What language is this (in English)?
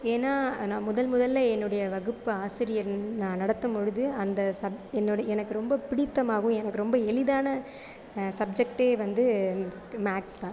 Tamil